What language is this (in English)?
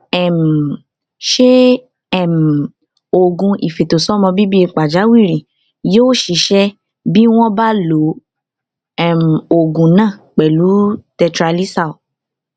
Yoruba